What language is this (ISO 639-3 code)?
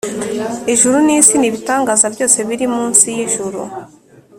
kin